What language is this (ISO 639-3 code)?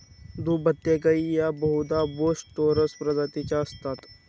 mar